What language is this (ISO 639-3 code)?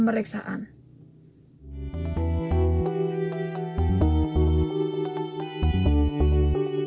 ind